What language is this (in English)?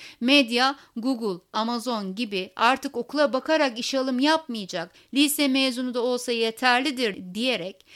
Turkish